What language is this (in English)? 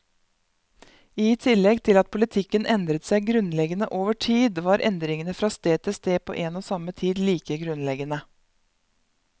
Norwegian